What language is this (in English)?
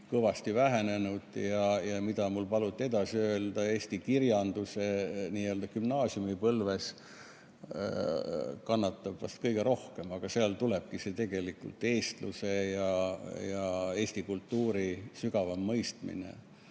Estonian